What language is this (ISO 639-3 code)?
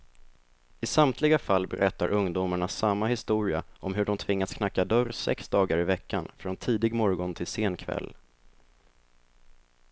swe